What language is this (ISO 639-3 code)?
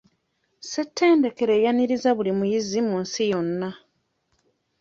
lug